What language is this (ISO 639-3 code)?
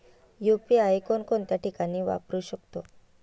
mar